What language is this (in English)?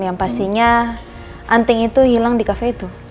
Indonesian